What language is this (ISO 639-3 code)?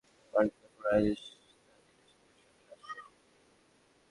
ben